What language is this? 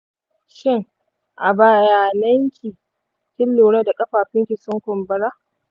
Hausa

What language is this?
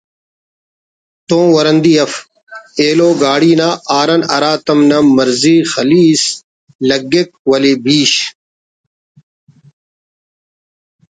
Brahui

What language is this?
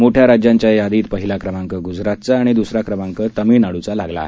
Marathi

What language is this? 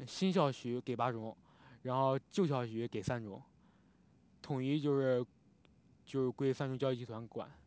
Chinese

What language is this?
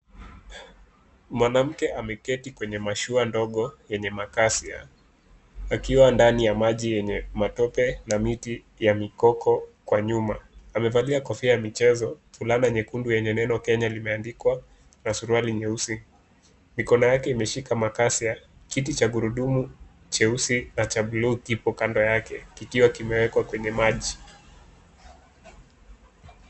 Swahili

